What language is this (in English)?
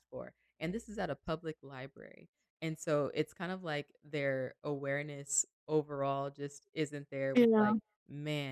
English